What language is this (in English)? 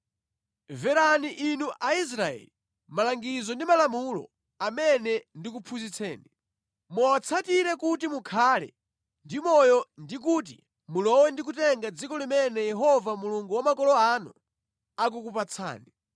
Nyanja